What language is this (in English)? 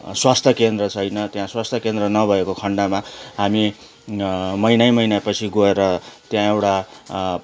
Nepali